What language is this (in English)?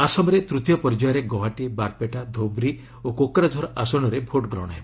Odia